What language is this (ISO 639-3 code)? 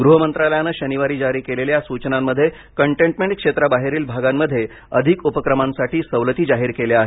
mar